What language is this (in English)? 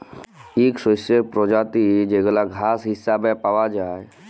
Bangla